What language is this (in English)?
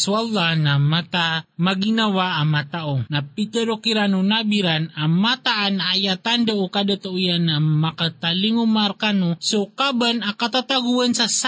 Filipino